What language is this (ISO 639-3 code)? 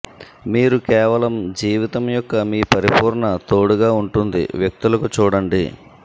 tel